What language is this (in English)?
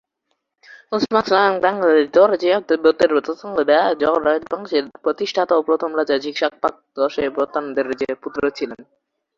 Bangla